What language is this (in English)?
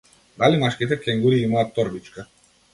Macedonian